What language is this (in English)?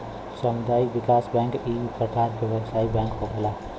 Bhojpuri